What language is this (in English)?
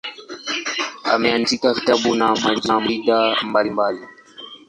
Swahili